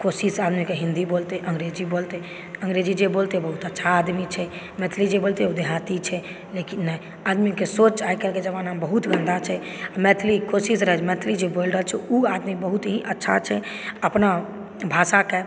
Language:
Maithili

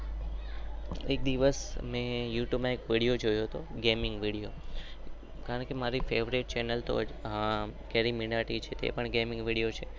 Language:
Gujarati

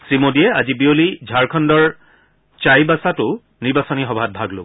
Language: Assamese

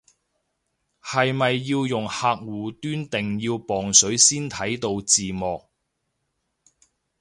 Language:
Cantonese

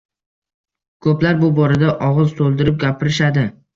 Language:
Uzbek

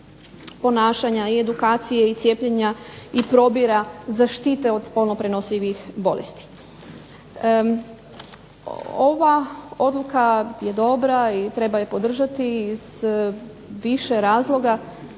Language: Croatian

